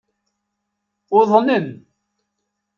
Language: Kabyle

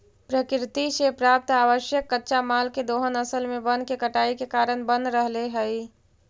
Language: Magahi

